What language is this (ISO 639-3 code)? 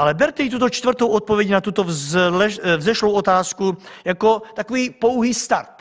ces